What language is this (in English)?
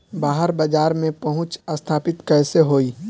Bhojpuri